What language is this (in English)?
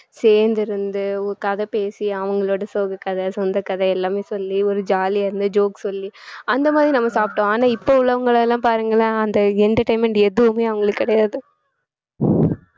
Tamil